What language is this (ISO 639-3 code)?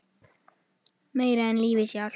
isl